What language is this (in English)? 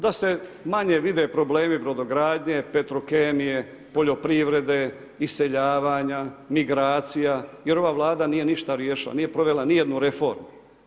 Croatian